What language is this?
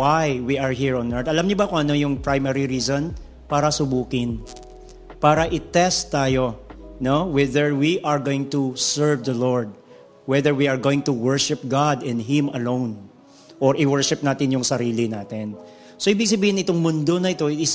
Filipino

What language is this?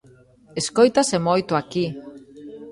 Galician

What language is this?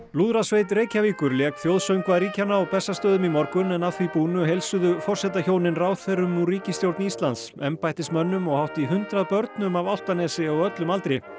Icelandic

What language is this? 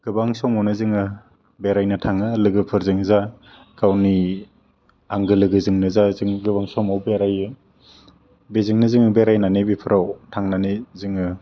Bodo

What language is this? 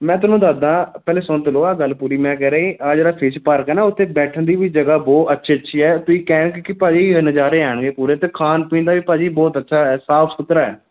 Punjabi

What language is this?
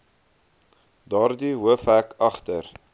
Afrikaans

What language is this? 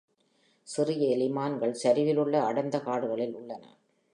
Tamil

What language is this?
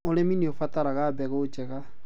Kikuyu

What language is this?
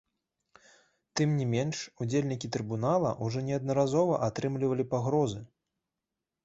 Belarusian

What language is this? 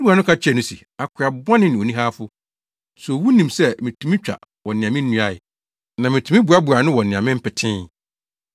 Akan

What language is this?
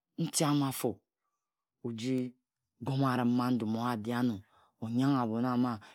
Ejagham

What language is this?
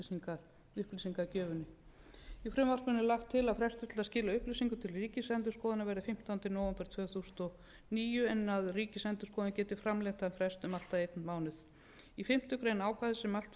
Icelandic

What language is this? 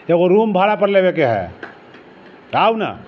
Maithili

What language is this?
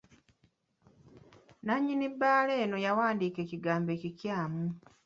Ganda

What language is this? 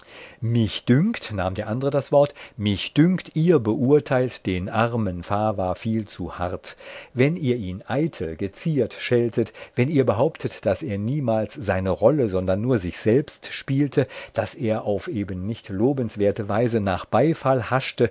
German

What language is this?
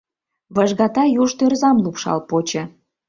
Mari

